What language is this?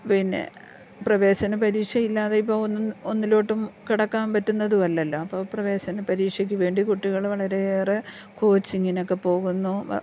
Malayalam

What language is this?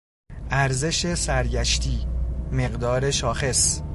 Persian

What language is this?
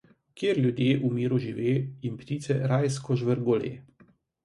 Slovenian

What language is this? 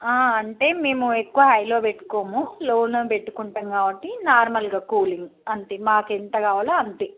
Telugu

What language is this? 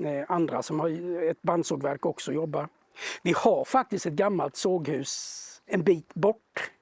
Swedish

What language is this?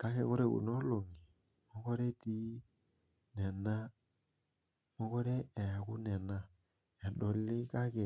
Masai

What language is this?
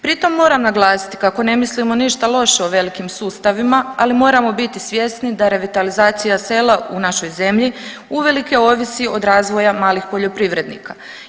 Croatian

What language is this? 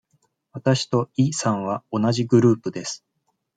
Japanese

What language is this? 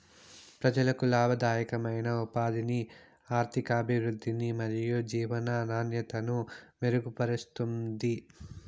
Telugu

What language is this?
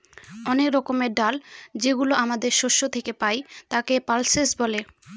Bangla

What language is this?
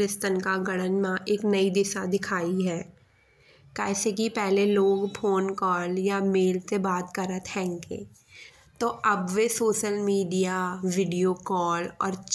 Bundeli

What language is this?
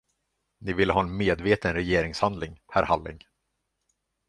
Swedish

